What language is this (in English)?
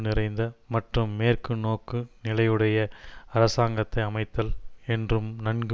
Tamil